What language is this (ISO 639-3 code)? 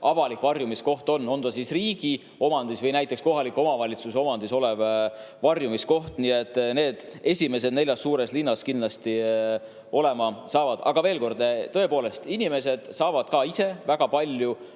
est